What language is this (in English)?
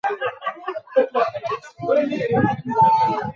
Swahili